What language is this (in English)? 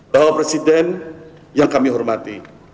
Indonesian